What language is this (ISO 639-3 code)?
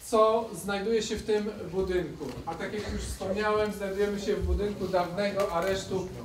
pol